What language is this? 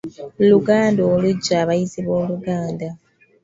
Ganda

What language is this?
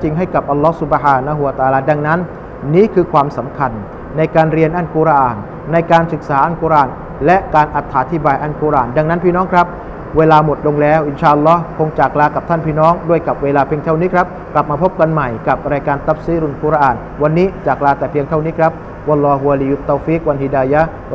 Thai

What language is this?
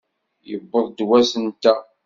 Kabyle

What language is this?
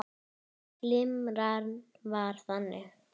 Icelandic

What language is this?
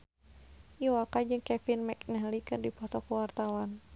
Sundanese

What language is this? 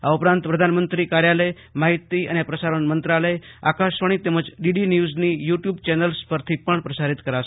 Gujarati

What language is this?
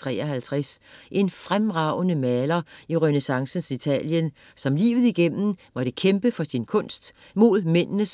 Danish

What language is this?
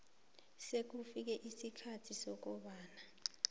South Ndebele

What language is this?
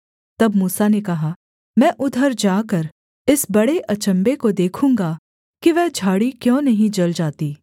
Hindi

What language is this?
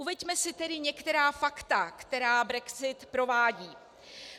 Czech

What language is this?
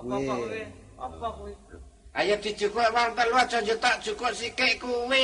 Indonesian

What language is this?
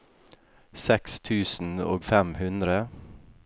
Norwegian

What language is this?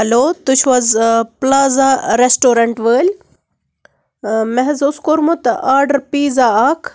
Kashmiri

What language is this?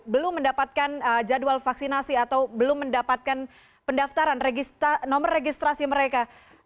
Indonesian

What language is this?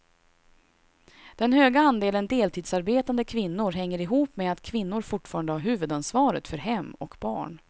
Swedish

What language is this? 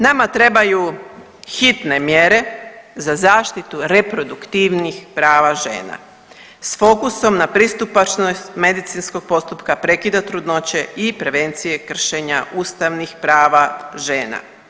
Croatian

